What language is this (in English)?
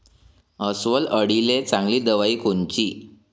Marathi